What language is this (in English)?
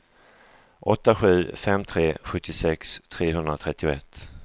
Swedish